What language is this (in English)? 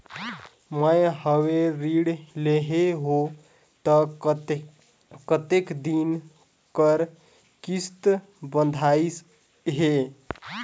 Chhattisgarhi